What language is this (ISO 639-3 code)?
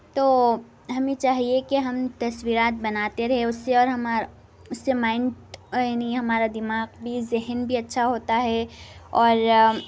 urd